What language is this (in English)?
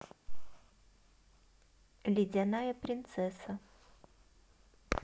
Russian